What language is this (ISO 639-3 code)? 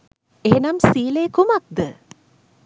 sin